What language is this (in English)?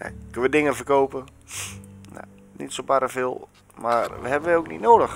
Dutch